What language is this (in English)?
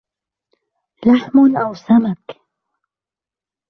Arabic